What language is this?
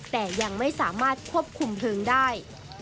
Thai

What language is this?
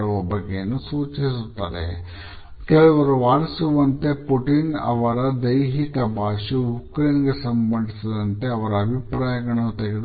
Kannada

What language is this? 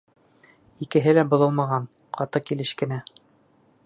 Bashkir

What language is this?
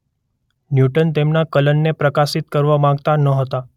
Gujarati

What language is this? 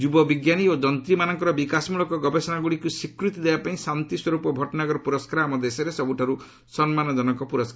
Odia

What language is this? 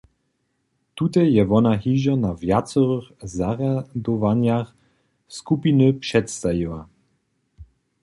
Upper Sorbian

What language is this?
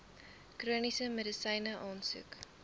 Afrikaans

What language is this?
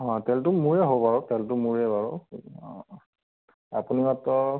Assamese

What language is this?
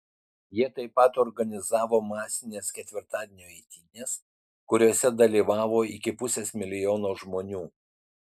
Lithuanian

